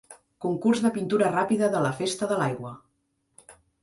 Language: Catalan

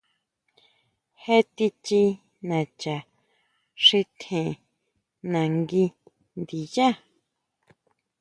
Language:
Huautla Mazatec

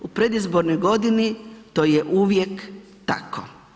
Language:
Croatian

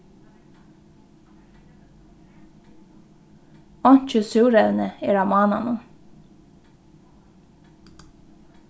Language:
Faroese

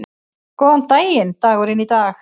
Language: Icelandic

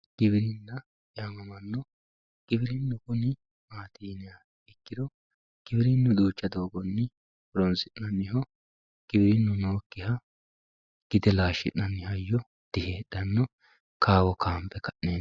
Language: Sidamo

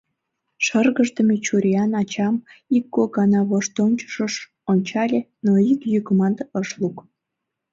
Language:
Mari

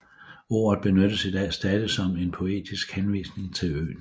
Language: Danish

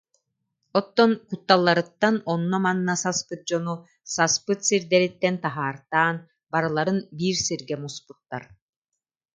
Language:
Yakut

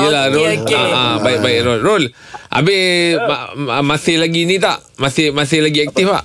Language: Malay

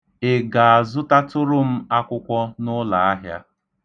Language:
Igbo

